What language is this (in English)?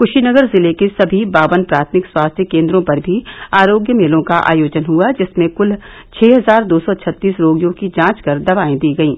Hindi